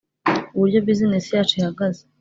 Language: Kinyarwanda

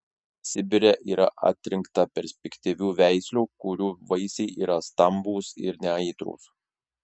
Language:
Lithuanian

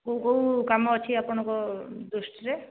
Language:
Odia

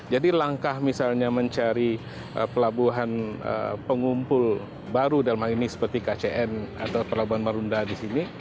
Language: Indonesian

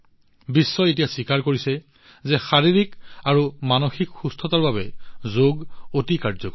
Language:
Assamese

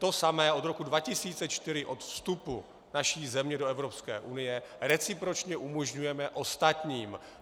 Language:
Czech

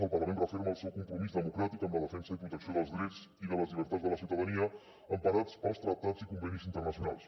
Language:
Catalan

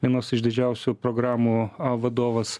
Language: Lithuanian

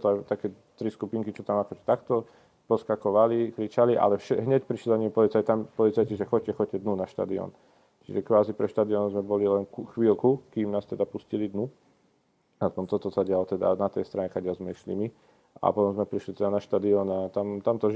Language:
Slovak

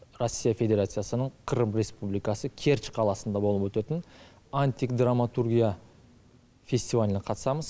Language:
Kazakh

